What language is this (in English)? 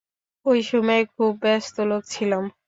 Bangla